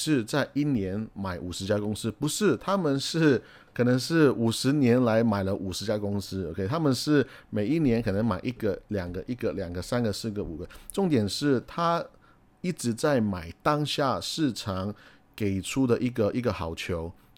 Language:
Chinese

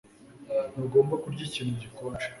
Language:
Kinyarwanda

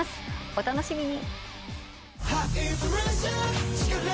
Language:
Japanese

